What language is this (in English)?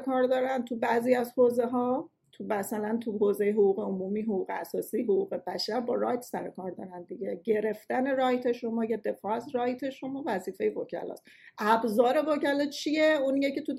Persian